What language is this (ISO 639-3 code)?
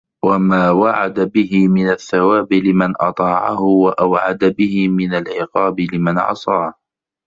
ara